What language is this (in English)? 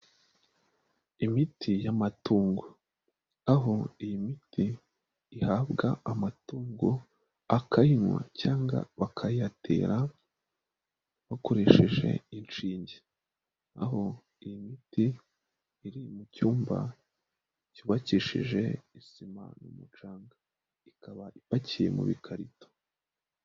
Kinyarwanda